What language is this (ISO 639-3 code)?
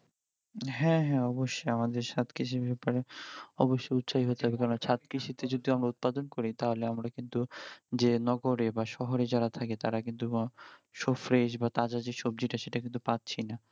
ben